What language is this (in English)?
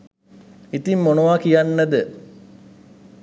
Sinhala